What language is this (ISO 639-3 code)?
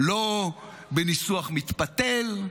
heb